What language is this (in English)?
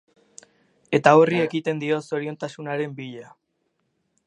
Basque